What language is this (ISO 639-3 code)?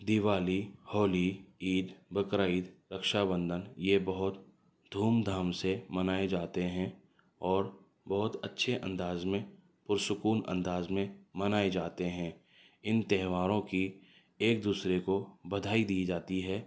urd